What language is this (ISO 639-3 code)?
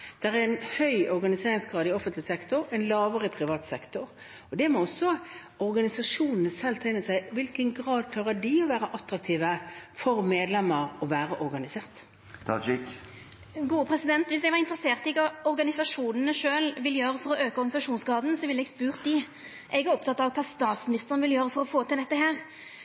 nor